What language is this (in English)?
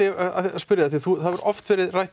Icelandic